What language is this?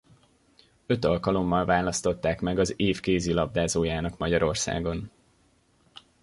Hungarian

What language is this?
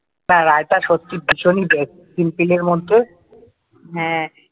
Bangla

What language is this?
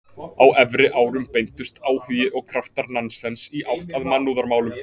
Icelandic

